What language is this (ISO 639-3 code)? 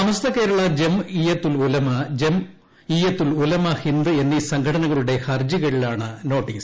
mal